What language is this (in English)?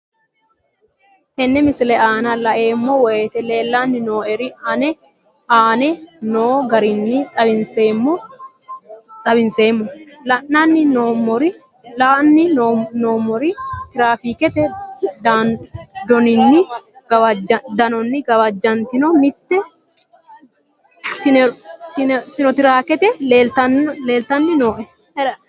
Sidamo